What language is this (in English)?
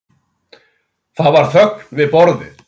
Icelandic